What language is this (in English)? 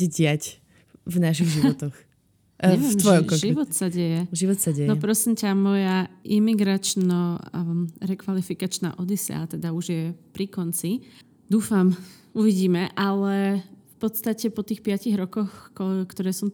Slovak